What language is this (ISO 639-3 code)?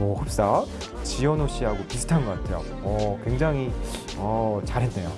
kor